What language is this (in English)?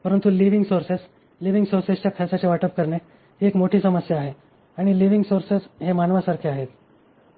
Marathi